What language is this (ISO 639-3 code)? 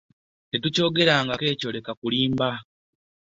lug